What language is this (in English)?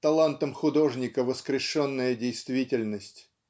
Russian